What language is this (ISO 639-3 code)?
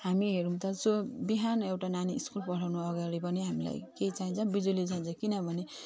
nep